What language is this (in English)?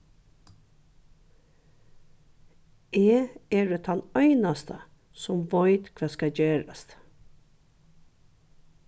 Faroese